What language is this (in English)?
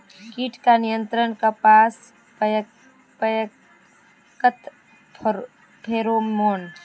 Magahi